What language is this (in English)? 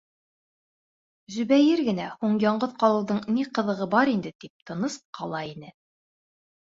Bashkir